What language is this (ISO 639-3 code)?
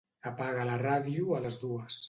cat